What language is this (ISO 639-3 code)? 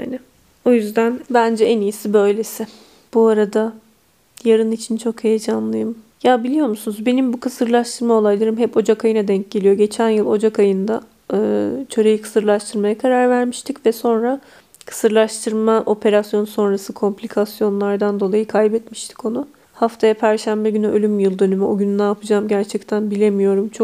tur